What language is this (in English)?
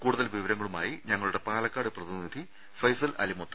Malayalam